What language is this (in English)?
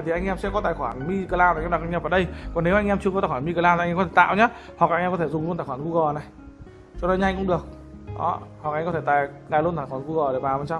Vietnamese